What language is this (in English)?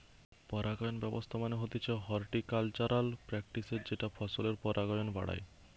Bangla